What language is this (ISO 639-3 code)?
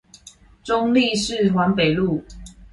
zho